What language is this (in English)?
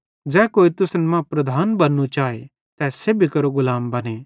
Bhadrawahi